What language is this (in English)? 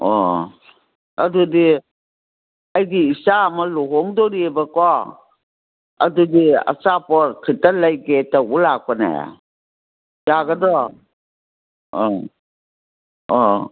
Manipuri